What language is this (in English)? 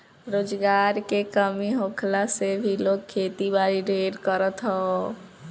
Bhojpuri